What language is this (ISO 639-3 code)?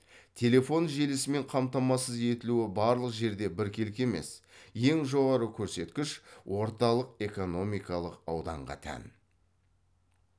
kaz